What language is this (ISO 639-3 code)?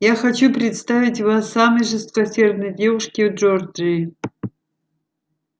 rus